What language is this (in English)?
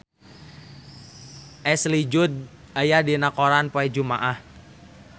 Sundanese